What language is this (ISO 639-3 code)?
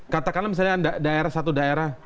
ind